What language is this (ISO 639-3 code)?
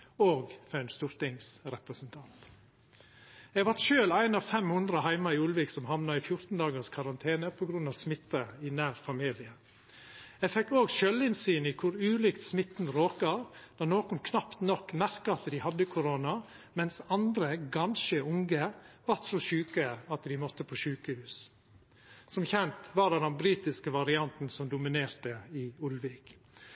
nno